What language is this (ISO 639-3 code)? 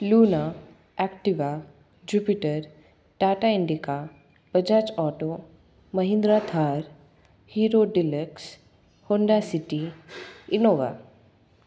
mar